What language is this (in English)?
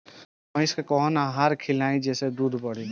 Bhojpuri